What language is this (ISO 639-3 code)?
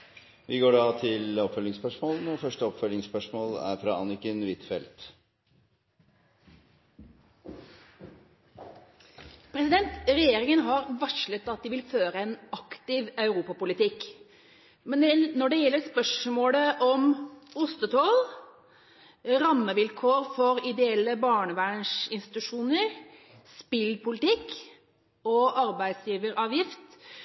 nor